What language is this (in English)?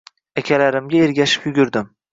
Uzbek